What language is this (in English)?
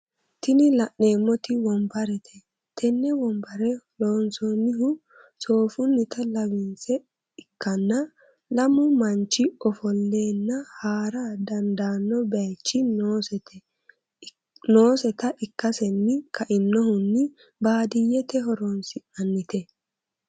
Sidamo